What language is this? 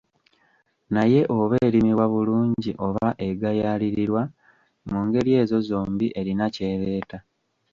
Ganda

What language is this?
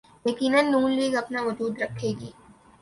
Urdu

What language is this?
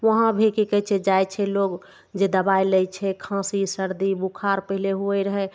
Maithili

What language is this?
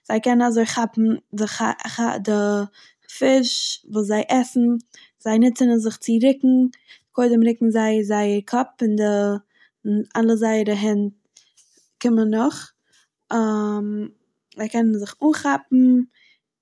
Yiddish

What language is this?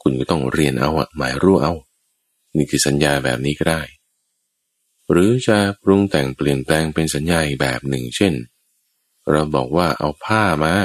Thai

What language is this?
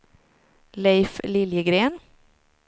Swedish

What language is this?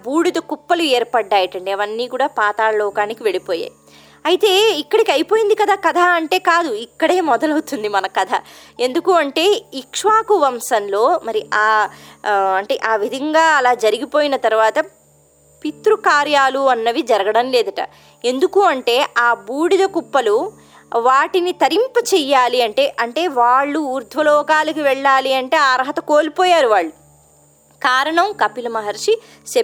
Telugu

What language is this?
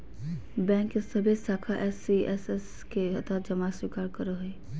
Magahi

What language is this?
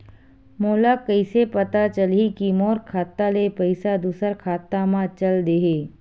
Chhattisgarhi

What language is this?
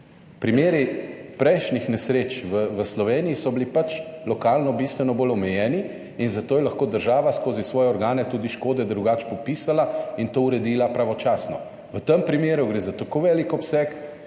Slovenian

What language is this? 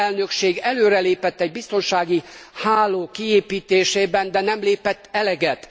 Hungarian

